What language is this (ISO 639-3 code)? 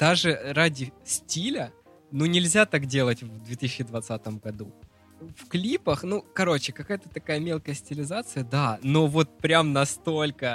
rus